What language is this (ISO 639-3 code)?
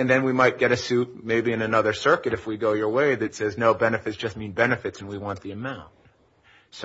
eng